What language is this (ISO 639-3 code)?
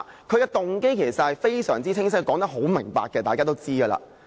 yue